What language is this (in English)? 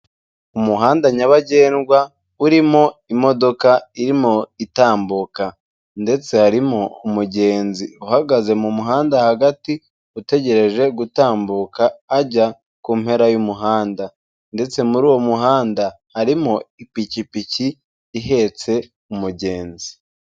Kinyarwanda